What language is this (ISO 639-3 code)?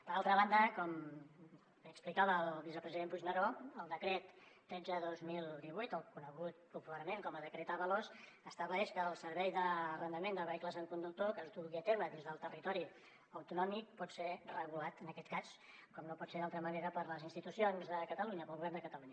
cat